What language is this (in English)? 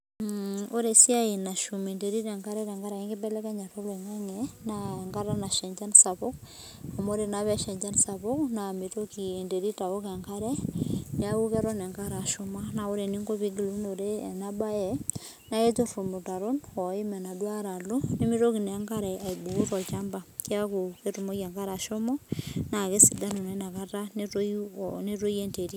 Masai